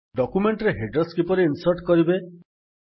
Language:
Odia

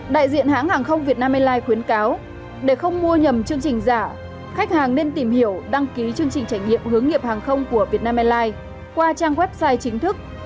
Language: Vietnamese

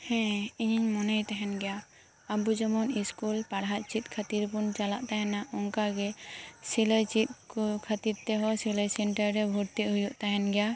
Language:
Santali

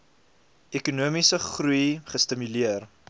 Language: Afrikaans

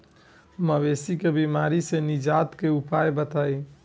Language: Bhojpuri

